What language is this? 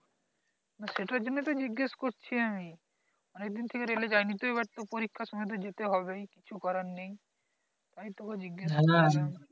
Bangla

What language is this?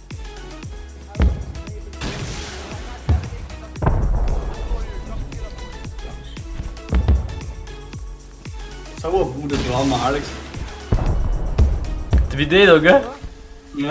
German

